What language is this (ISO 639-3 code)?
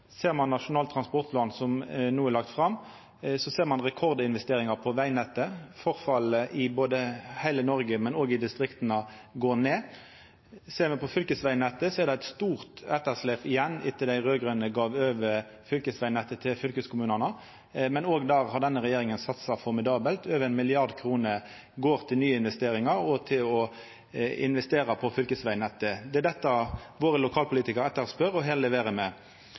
nno